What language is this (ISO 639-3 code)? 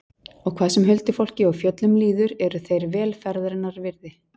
isl